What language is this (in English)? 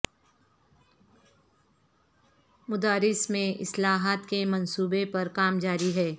Urdu